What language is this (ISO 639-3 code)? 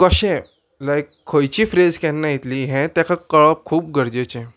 kok